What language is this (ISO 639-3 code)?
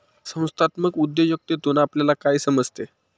mar